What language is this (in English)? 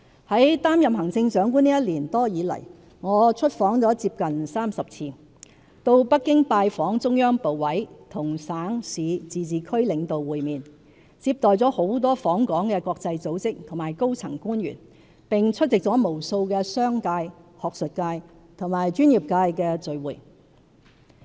Cantonese